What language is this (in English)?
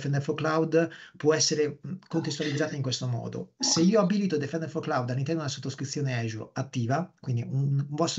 Italian